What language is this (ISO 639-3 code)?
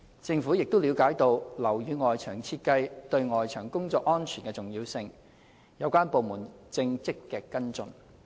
yue